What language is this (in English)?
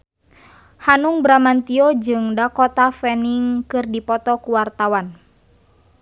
Sundanese